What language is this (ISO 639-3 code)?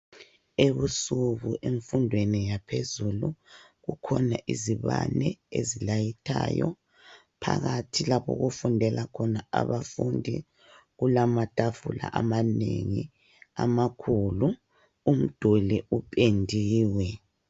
nde